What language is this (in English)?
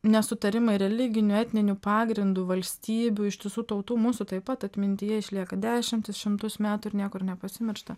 Lithuanian